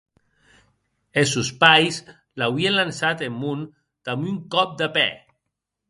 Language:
Occitan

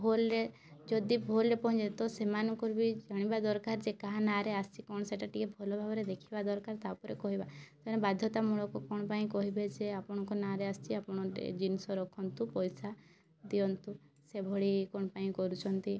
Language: Odia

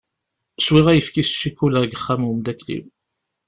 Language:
Kabyle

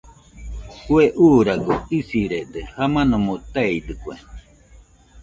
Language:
Nüpode Huitoto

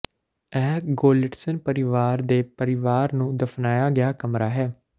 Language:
Punjabi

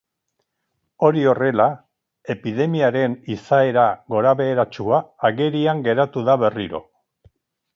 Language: Basque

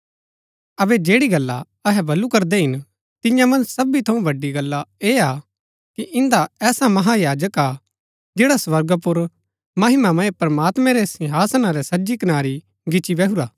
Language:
Gaddi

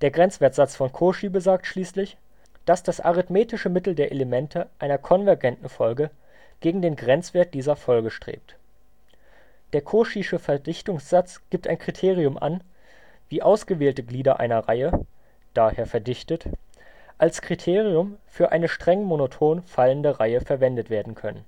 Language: German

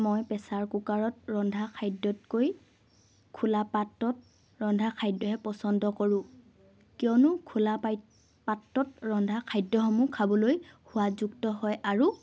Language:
Assamese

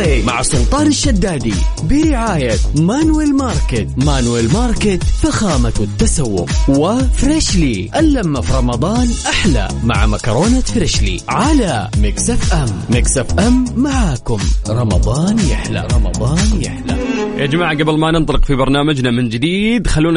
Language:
Arabic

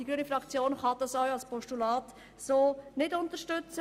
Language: Swiss German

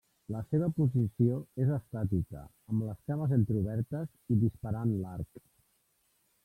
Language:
Catalan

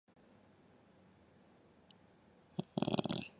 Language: Chinese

